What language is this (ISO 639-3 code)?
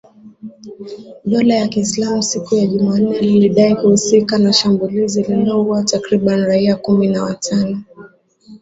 swa